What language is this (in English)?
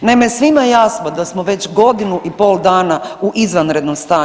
Croatian